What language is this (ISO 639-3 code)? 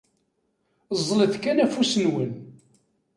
kab